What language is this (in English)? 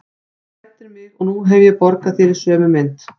Icelandic